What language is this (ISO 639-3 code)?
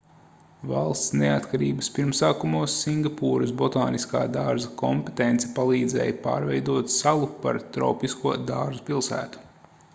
lav